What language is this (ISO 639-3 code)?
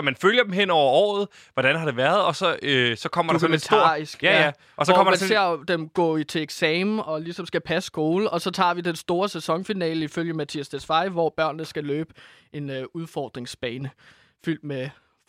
dan